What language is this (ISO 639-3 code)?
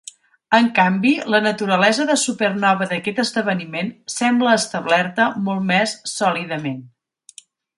cat